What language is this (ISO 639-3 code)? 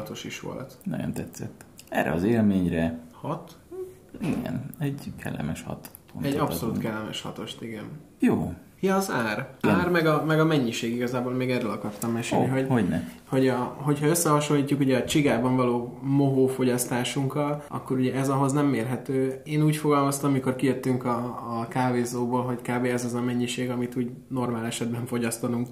hun